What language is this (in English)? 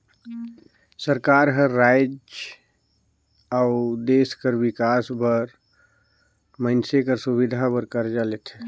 Chhattisgarhi